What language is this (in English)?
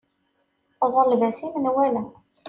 Kabyle